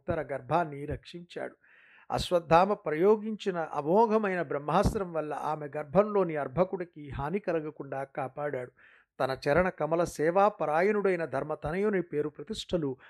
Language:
Telugu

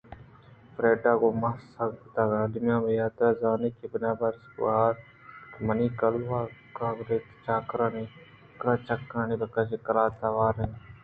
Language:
Eastern Balochi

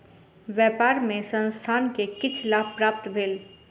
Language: Maithili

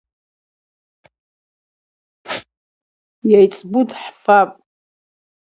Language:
Abaza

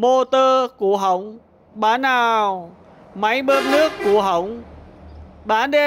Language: Vietnamese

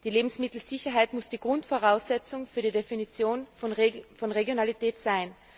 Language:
German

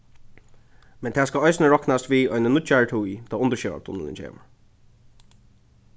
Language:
Faroese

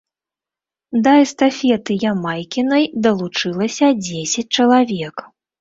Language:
Belarusian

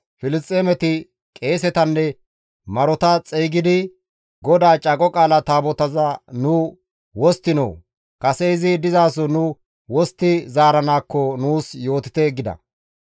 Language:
Gamo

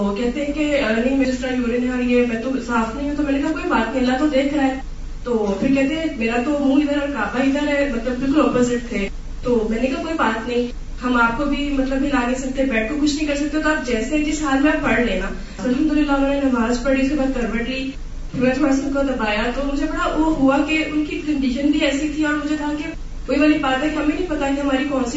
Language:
Urdu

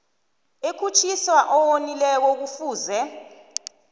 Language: South Ndebele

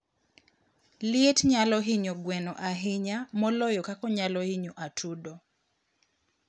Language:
Luo (Kenya and Tanzania)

